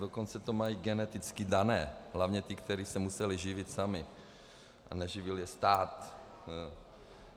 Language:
Czech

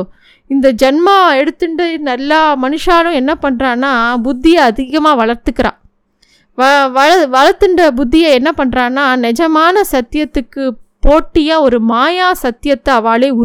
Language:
Tamil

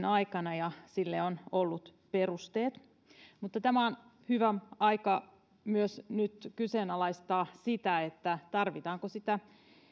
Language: Finnish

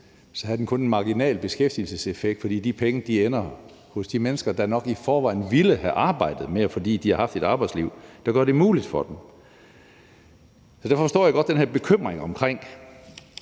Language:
Danish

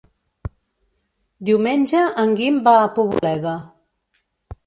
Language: Catalan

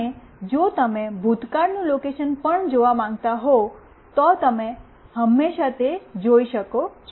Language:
Gujarati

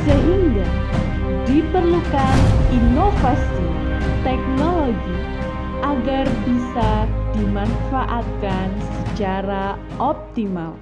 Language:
Indonesian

